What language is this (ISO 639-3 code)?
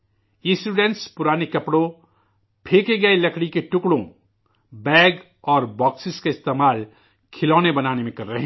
urd